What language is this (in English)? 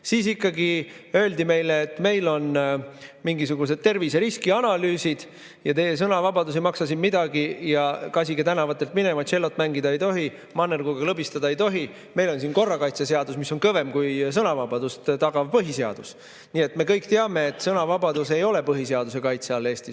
Estonian